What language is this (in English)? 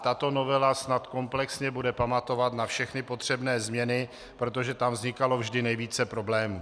Czech